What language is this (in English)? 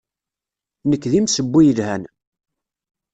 Kabyle